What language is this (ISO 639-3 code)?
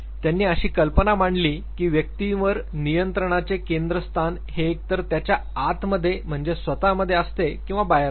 mar